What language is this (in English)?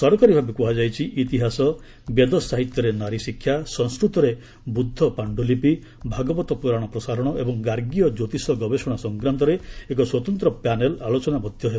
Odia